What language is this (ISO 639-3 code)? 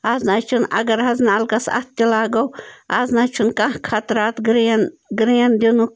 kas